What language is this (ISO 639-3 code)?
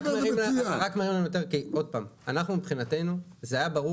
heb